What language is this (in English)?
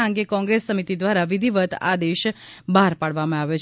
Gujarati